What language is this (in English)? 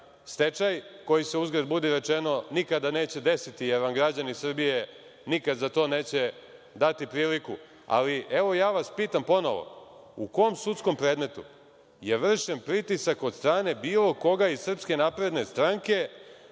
Serbian